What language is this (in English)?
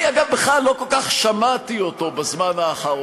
Hebrew